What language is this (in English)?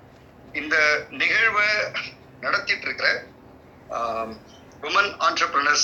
Tamil